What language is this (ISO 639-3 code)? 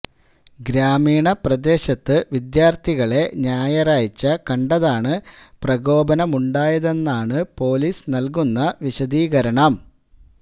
mal